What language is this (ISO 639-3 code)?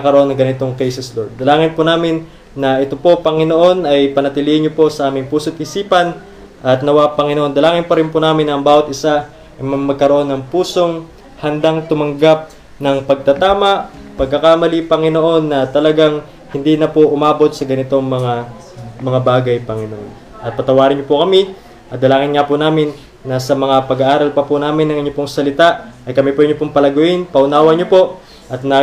fil